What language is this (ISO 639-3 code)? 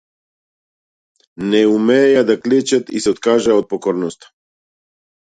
mkd